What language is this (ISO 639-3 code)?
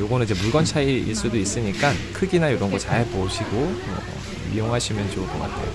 kor